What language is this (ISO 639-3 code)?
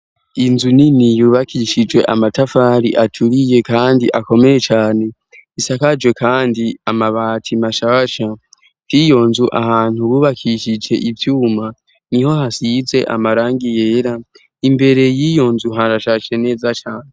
run